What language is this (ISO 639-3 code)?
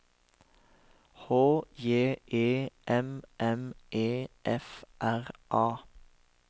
nor